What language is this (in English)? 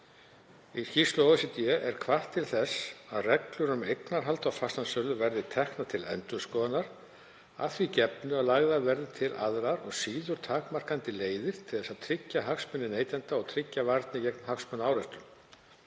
Icelandic